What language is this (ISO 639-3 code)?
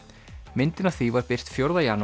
isl